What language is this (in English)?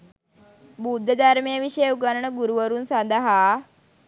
Sinhala